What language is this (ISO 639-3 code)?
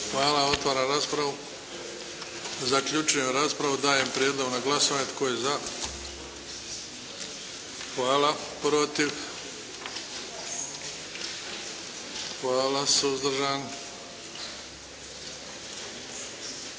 hrv